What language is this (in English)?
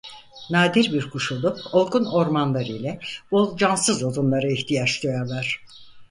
Turkish